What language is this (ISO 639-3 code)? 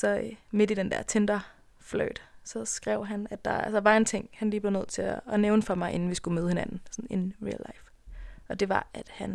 dan